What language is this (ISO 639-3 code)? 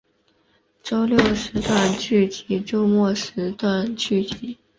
zho